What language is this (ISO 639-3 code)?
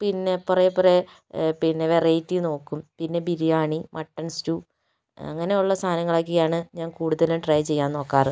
mal